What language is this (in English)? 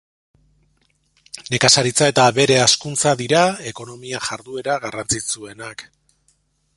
Basque